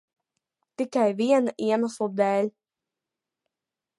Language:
Latvian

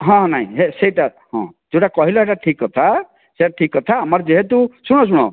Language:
Odia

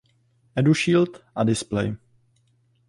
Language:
Czech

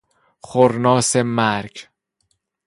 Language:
Persian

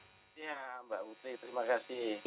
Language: Indonesian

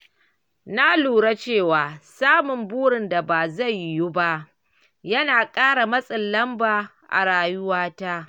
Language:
Hausa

